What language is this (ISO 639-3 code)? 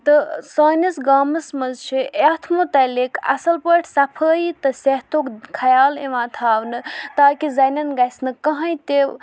kas